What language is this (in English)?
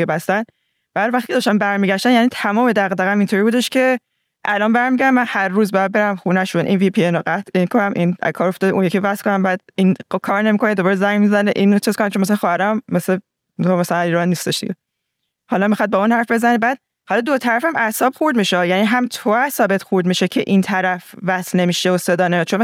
Persian